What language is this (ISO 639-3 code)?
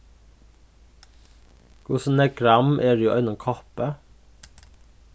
fao